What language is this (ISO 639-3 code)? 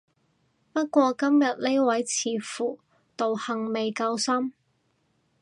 yue